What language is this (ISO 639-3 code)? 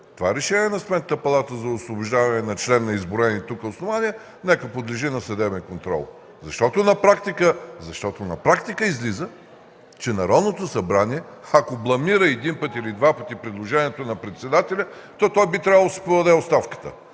bul